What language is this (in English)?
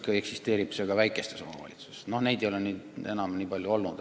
Estonian